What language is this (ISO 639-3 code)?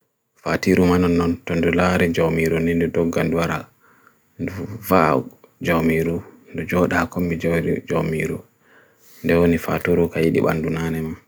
fui